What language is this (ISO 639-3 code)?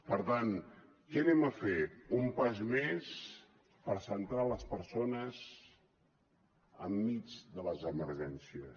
cat